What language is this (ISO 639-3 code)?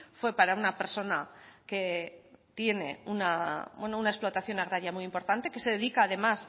spa